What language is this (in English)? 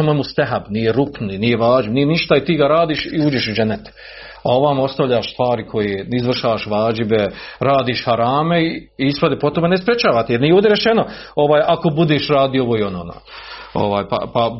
Croatian